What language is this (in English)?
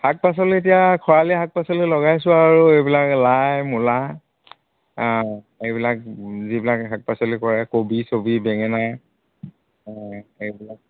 Assamese